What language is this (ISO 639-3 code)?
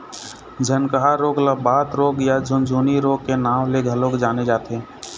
hne